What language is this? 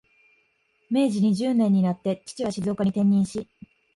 Japanese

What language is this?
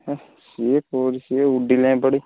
Odia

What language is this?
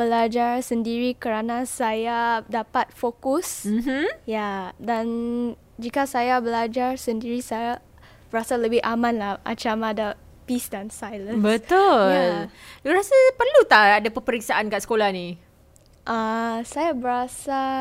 Malay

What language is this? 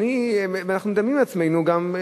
Hebrew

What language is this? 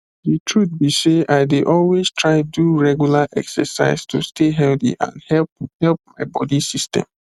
Nigerian Pidgin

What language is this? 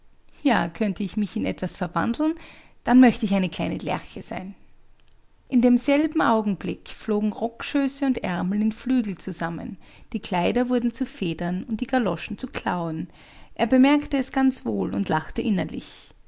German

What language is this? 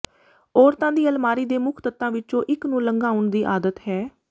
Punjabi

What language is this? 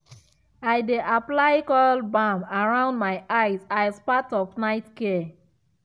Nigerian Pidgin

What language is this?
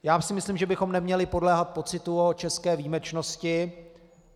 Czech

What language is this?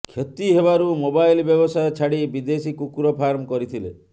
Odia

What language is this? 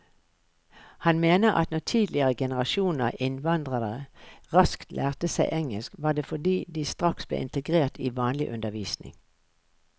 Norwegian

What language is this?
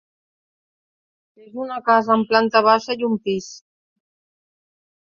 Catalan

